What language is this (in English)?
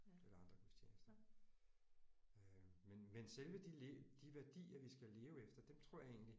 Danish